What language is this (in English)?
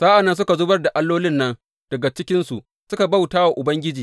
Hausa